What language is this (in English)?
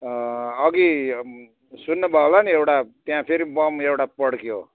Nepali